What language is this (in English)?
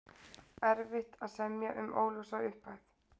Icelandic